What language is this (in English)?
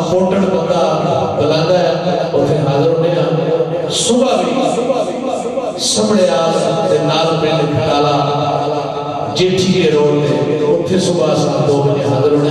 Arabic